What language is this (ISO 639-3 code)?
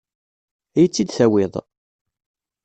kab